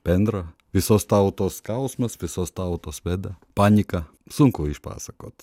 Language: Lithuanian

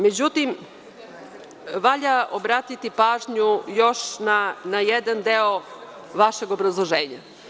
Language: Serbian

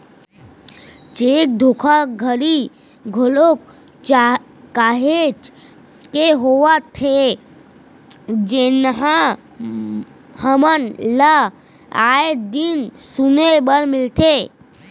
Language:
Chhattisgarhi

